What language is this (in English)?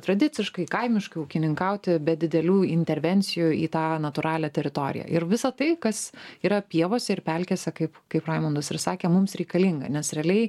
Lithuanian